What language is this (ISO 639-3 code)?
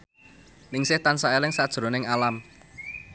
jav